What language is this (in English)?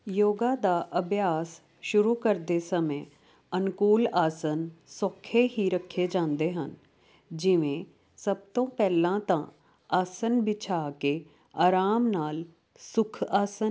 Punjabi